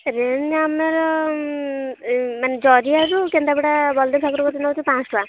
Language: Odia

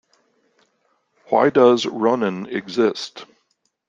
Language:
English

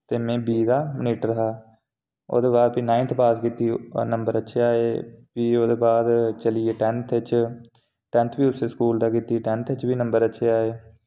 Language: Dogri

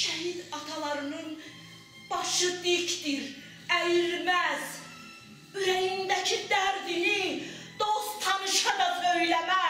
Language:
Turkish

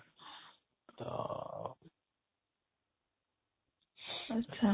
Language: Odia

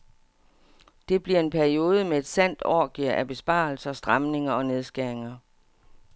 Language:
Danish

